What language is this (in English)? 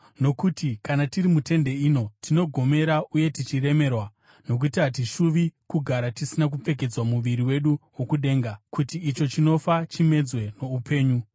Shona